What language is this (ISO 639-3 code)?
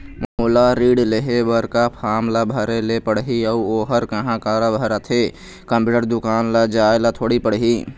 hne